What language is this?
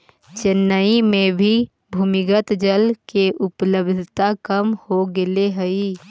Magahi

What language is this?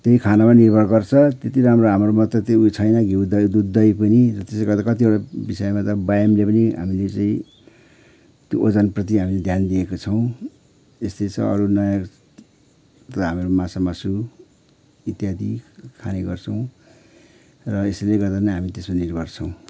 Nepali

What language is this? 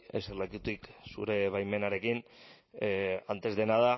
Basque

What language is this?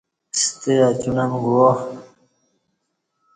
Kati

